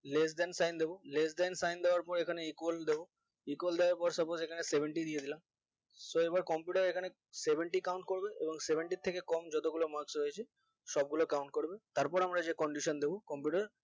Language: Bangla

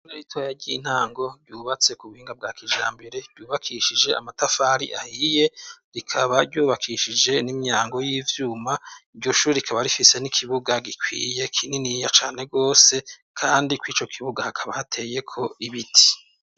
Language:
Rundi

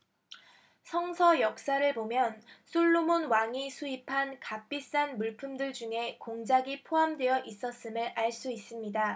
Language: Korean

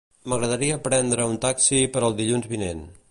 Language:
Catalan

